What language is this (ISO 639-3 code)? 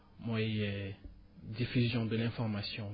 wol